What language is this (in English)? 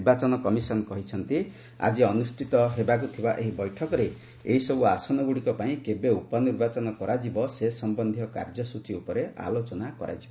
Odia